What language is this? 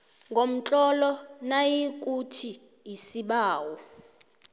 South Ndebele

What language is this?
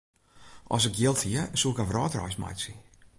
Western Frisian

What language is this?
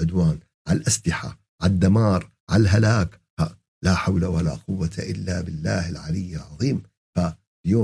Arabic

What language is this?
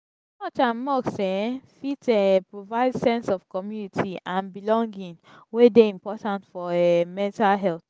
Nigerian Pidgin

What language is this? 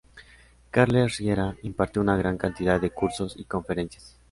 Spanish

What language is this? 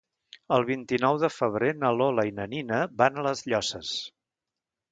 Catalan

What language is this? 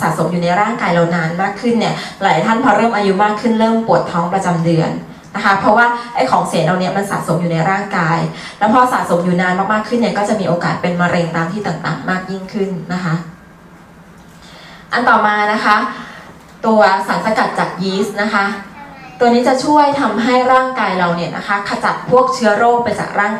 Thai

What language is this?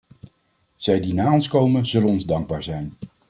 Dutch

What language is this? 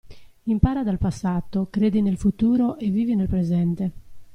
Italian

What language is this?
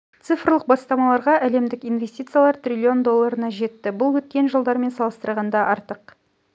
Kazakh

